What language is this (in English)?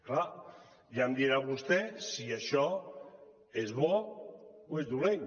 Catalan